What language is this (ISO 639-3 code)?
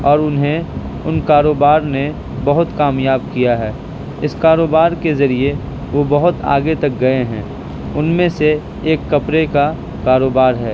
urd